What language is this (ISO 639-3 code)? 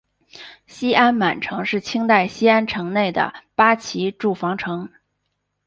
zho